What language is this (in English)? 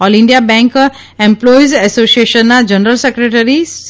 Gujarati